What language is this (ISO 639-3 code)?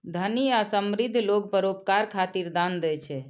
mai